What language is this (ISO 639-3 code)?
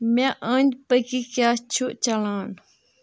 kas